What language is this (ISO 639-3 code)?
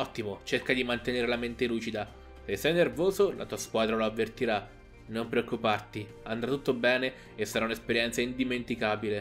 ita